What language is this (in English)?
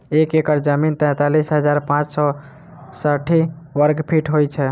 Maithili